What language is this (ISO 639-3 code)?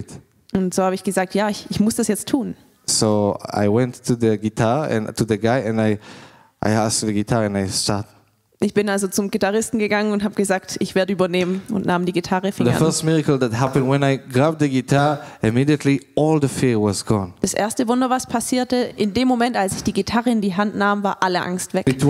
deu